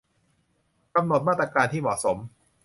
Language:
Thai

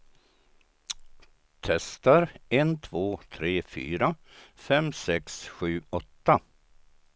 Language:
Swedish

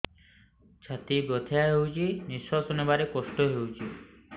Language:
Odia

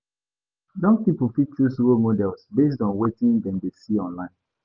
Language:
Nigerian Pidgin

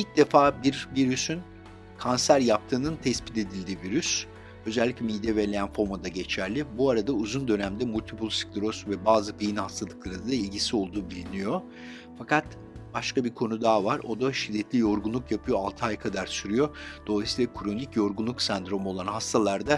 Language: Turkish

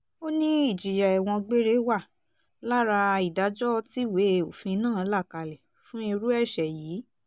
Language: Yoruba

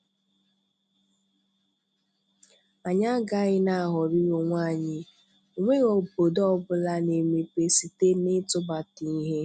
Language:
Igbo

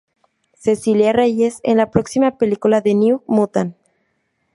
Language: Spanish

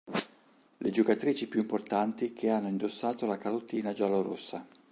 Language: Italian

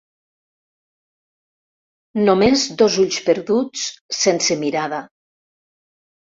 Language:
Catalan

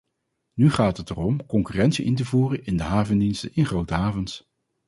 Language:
Dutch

